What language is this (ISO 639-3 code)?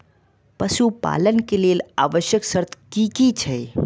mai